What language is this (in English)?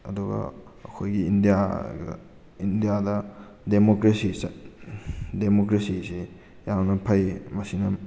Manipuri